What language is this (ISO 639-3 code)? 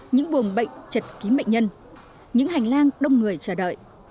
vie